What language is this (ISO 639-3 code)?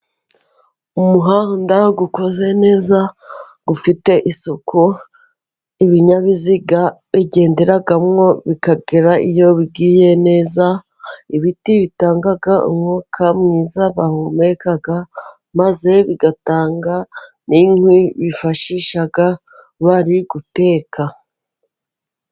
kin